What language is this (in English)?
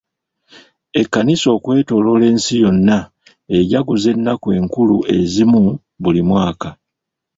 Ganda